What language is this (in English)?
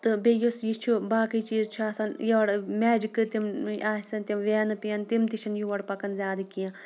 Kashmiri